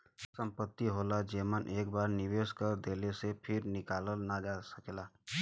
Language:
Bhojpuri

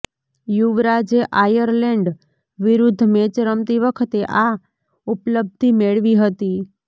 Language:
Gujarati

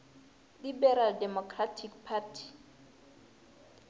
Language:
Northern Sotho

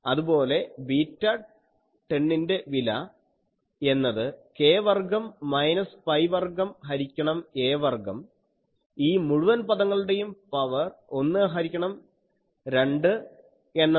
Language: Malayalam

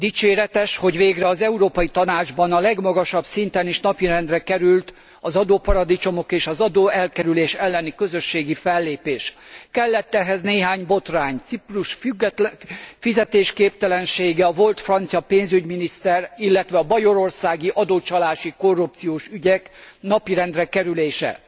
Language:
Hungarian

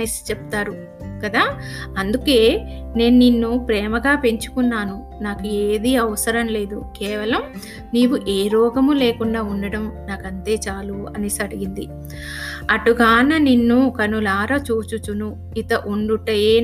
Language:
Telugu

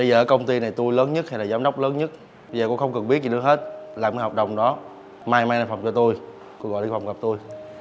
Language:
Vietnamese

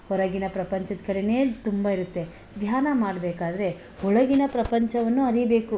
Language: Kannada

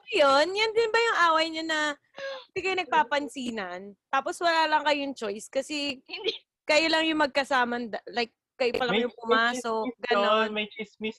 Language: Filipino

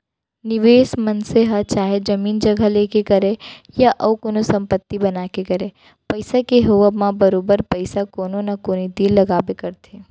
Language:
Chhattisgarhi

